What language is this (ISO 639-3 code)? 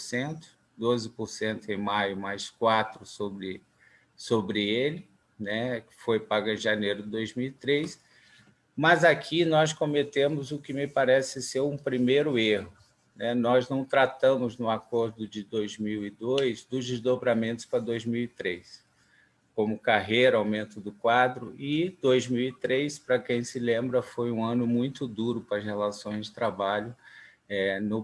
por